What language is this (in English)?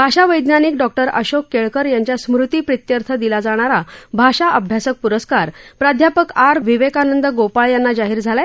Marathi